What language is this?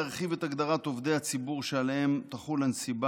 Hebrew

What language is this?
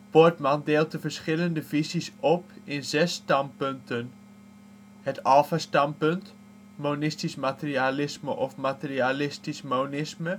Dutch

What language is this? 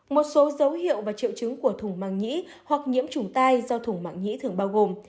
Vietnamese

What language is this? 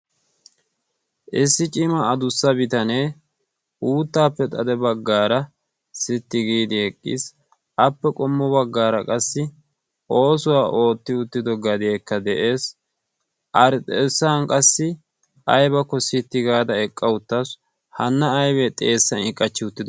Wolaytta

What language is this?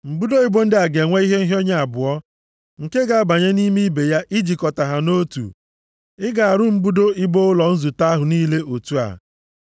Igbo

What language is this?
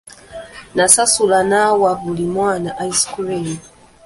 Ganda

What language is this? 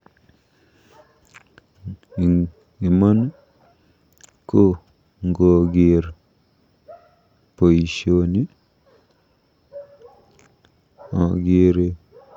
Kalenjin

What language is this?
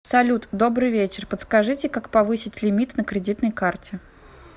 Russian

